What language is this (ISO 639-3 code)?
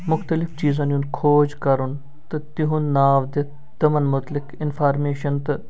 kas